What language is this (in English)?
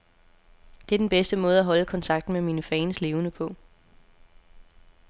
Danish